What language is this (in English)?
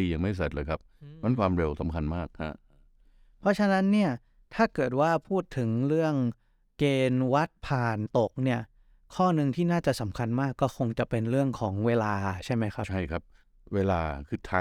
Thai